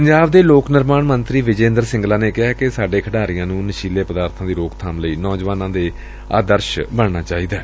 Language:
Punjabi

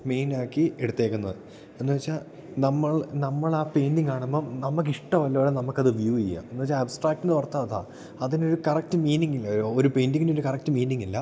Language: Malayalam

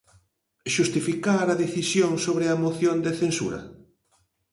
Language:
Galician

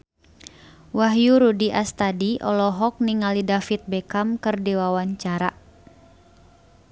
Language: Sundanese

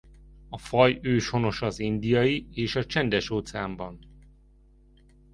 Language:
Hungarian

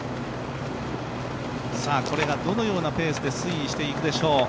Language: Japanese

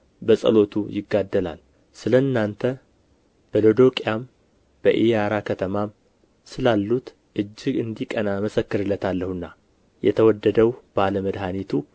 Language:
Amharic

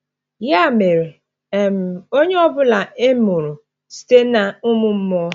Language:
Igbo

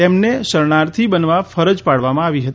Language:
Gujarati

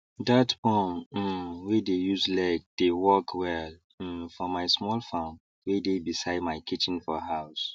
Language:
Nigerian Pidgin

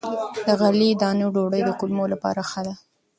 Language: Pashto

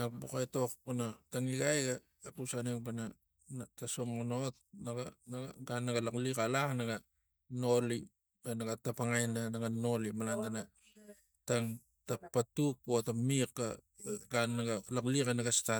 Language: Tigak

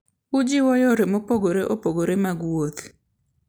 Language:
Luo (Kenya and Tanzania)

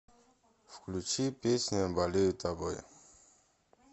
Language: Russian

